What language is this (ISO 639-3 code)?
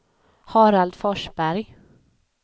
swe